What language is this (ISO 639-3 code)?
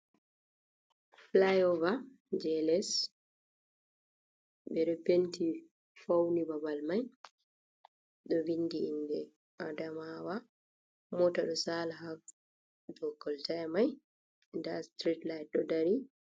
ful